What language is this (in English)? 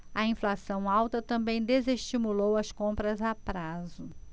Portuguese